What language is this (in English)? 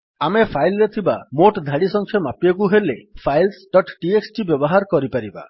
Odia